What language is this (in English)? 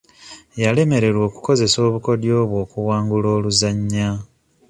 Ganda